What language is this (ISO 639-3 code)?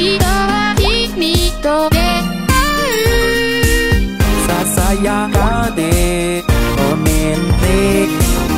vie